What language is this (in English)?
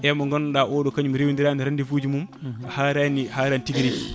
Fula